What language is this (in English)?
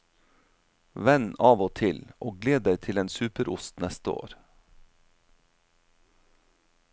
Norwegian